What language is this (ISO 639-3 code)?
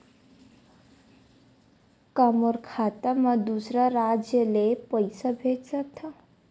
hne